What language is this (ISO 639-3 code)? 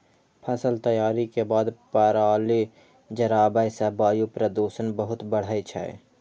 mai